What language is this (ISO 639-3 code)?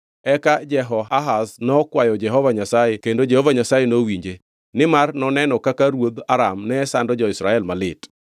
luo